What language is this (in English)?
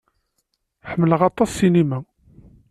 Kabyle